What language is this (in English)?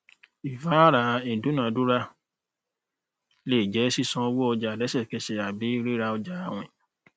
Yoruba